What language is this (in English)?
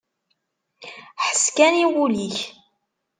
Kabyle